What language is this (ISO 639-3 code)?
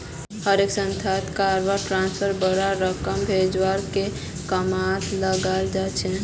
mag